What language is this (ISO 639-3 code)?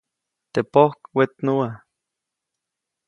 zoc